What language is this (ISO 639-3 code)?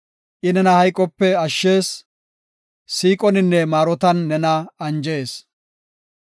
gof